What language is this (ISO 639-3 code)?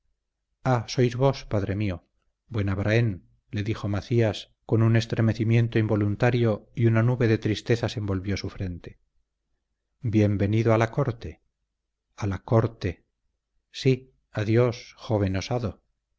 spa